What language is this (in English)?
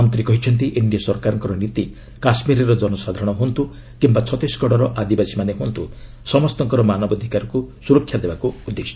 Odia